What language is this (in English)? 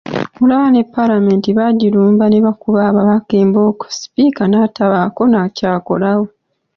Ganda